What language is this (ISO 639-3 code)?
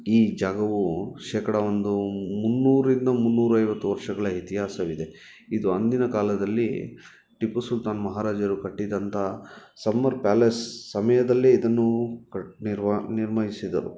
kan